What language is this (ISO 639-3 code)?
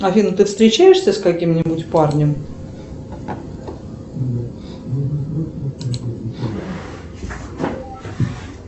rus